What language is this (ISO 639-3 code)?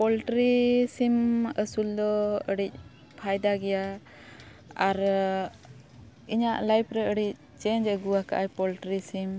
sat